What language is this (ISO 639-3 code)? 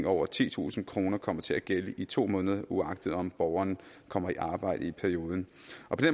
dan